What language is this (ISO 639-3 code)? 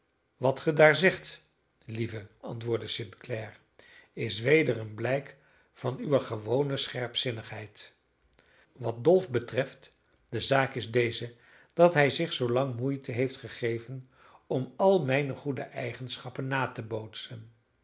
nld